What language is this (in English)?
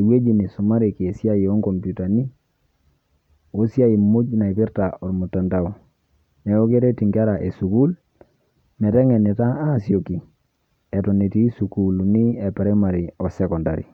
Masai